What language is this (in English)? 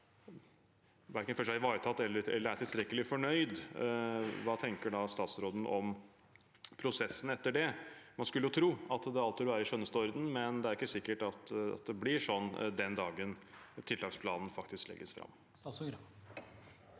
Norwegian